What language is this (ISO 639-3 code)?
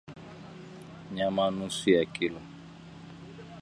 swa